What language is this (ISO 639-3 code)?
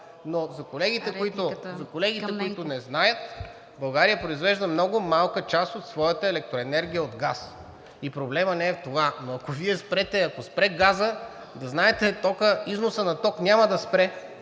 bul